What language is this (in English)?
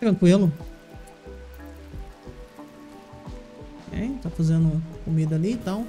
Portuguese